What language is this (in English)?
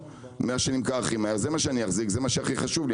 Hebrew